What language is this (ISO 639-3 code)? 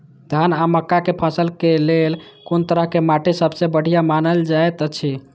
mai